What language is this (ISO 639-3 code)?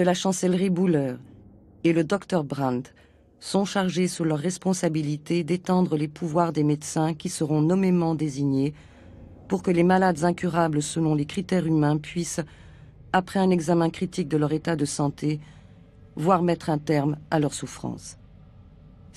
fra